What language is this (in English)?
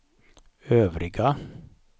Swedish